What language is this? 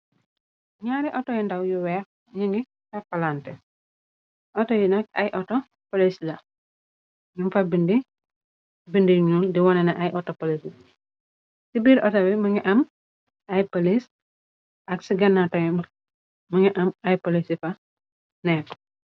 Wolof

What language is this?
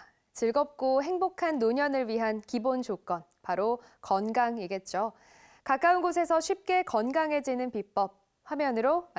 Korean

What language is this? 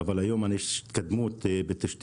Hebrew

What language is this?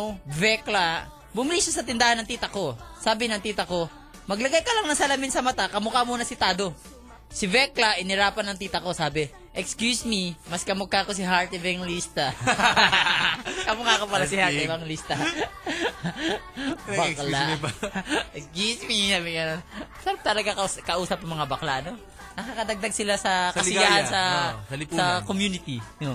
Filipino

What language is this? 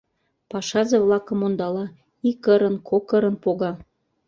Mari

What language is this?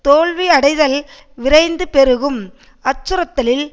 Tamil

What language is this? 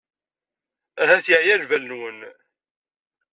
Kabyle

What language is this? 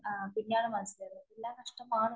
Malayalam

